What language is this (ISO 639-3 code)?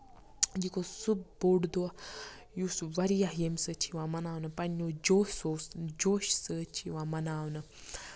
kas